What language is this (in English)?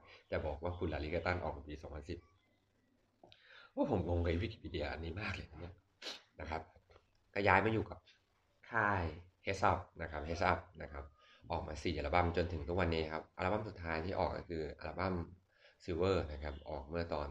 Thai